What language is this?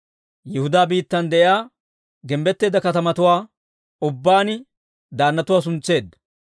Dawro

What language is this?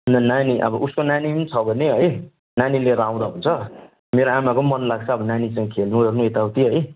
Nepali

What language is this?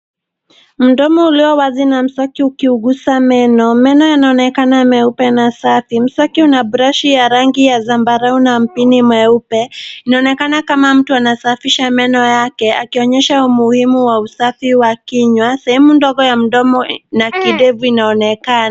Swahili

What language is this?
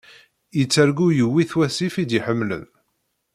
Kabyle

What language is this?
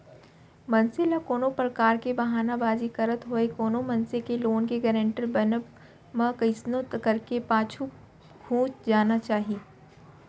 Chhattisgarhi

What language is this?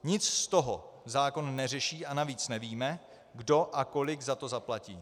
Czech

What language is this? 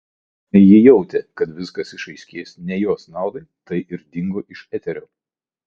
Lithuanian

